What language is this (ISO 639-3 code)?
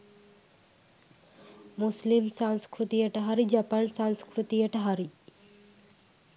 sin